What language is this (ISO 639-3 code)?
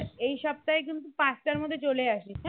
ben